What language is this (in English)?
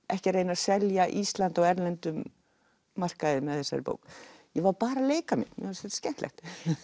Icelandic